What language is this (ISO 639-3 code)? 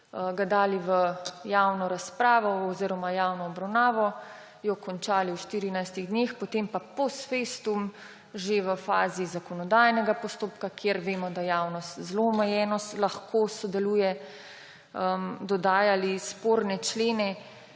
slv